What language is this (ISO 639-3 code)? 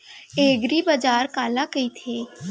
hne